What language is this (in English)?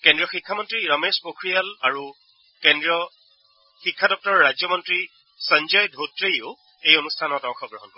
Assamese